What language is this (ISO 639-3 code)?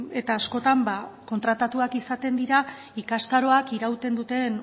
eus